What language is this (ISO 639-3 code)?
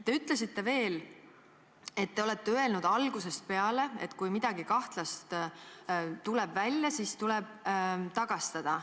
est